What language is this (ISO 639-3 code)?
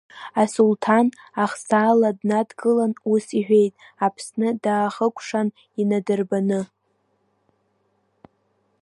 abk